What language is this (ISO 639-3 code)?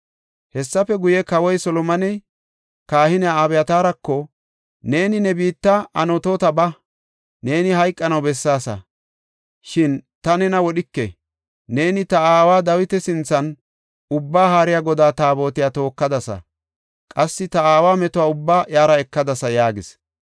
gof